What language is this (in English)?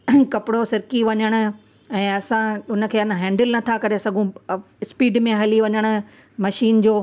Sindhi